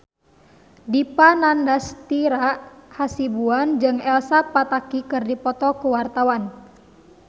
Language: Sundanese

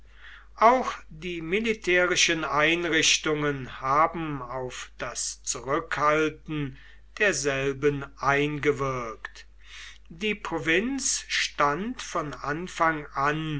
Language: German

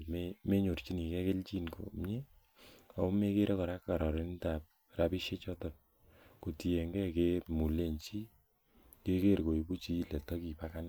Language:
Kalenjin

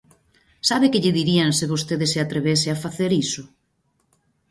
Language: Galician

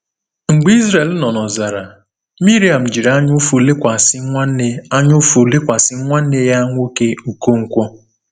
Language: Igbo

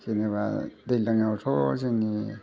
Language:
Bodo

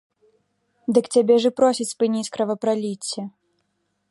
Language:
Belarusian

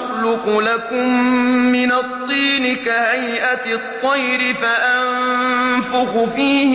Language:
Arabic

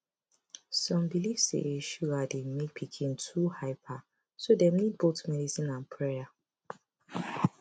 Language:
Nigerian Pidgin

